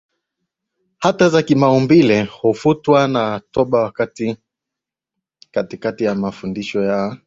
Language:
Swahili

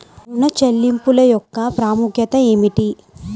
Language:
Telugu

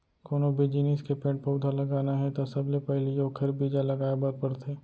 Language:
Chhattisgarhi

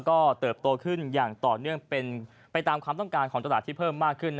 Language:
Thai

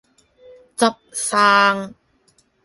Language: Cantonese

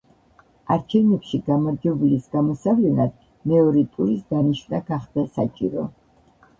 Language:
Georgian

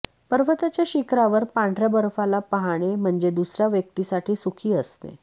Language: Marathi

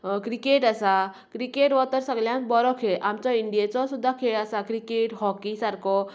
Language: Konkani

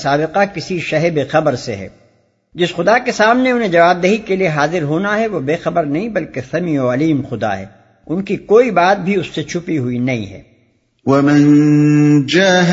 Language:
Urdu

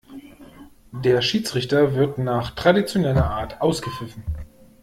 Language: German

